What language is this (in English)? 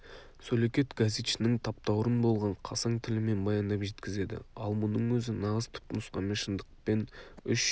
Kazakh